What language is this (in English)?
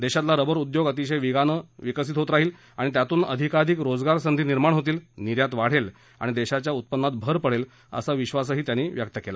Marathi